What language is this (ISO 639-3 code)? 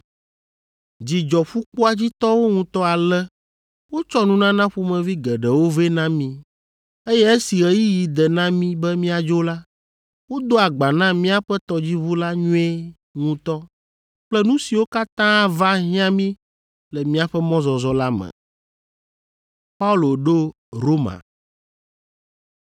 ewe